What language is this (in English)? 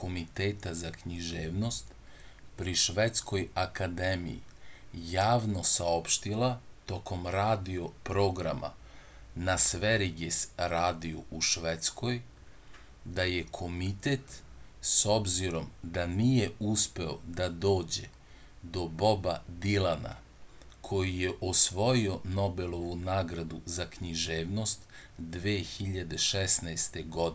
Serbian